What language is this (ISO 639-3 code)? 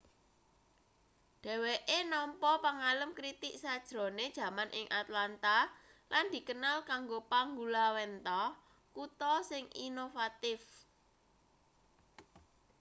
jav